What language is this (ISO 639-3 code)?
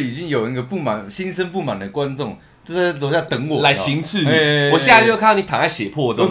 zho